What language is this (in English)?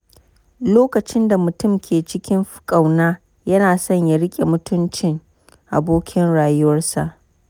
Hausa